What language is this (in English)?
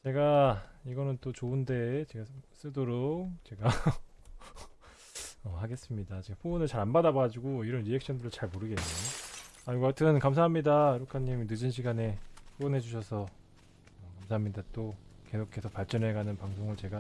Korean